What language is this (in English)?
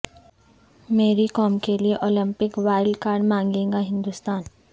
Urdu